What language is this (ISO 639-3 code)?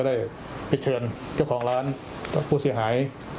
tha